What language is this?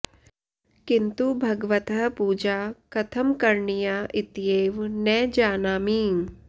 Sanskrit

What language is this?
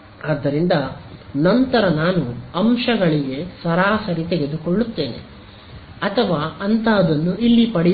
Kannada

